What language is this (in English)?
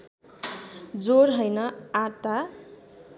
Nepali